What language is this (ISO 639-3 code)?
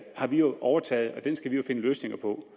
dan